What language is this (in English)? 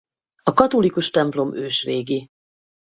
Hungarian